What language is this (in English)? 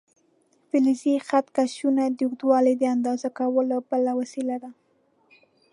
Pashto